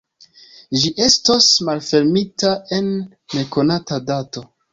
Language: Esperanto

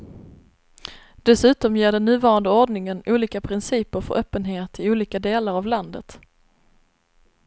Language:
Swedish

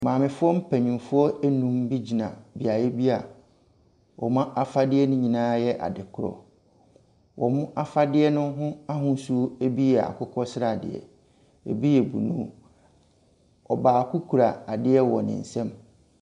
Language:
Akan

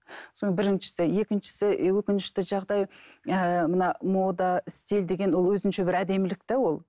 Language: Kazakh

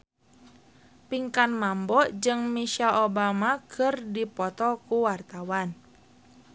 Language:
Sundanese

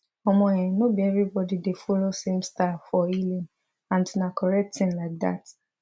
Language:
Nigerian Pidgin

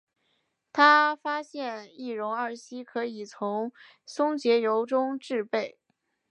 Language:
Chinese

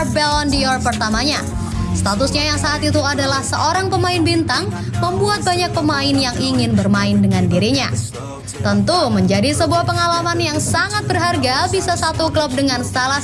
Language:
Indonesian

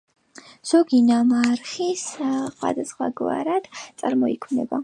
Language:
Georgian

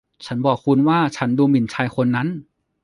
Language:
Thai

